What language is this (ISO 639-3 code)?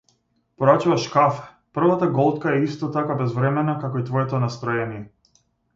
mkd